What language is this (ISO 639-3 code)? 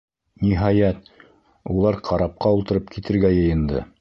bak